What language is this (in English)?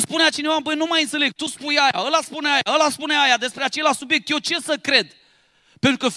Romanian